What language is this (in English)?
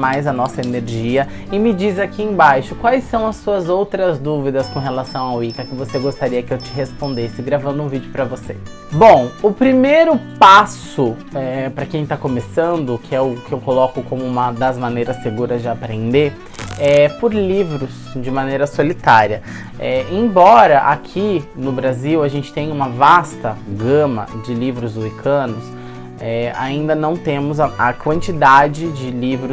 Portuguese